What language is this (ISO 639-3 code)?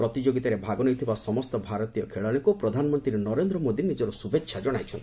ori